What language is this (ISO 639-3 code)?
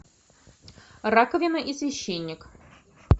rus